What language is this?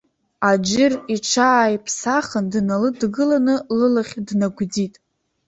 Abkhazian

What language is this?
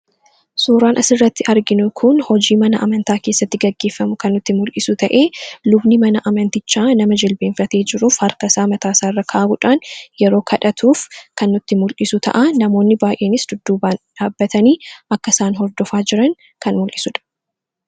Oromo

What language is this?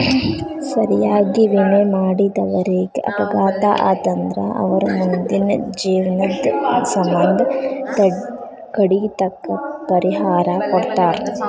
Kannada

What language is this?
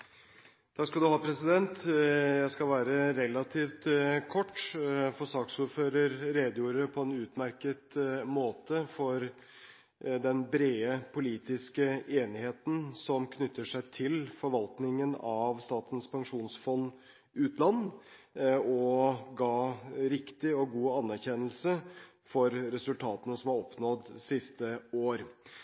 Norwegian Bokmål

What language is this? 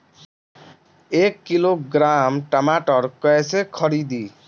Bhojpuri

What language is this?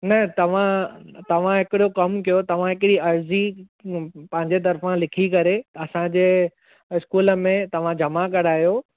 Sindhi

